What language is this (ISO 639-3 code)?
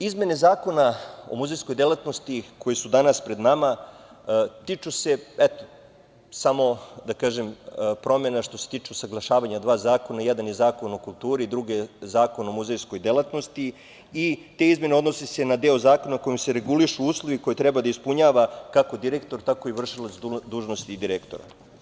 srp